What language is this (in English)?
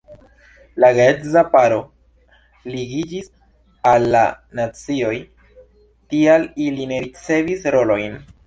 Esperanto